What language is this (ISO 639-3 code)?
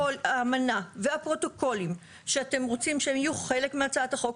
heb